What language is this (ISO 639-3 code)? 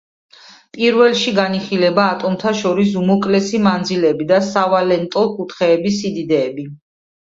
kat